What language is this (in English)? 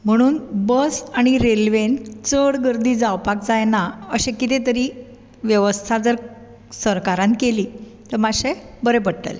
Konkani